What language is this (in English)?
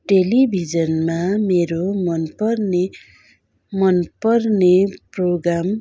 Nepali